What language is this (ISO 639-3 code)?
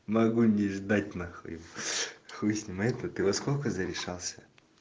rus